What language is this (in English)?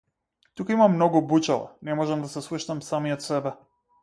Macedonian